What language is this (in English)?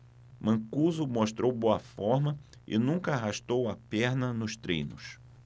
Portuguese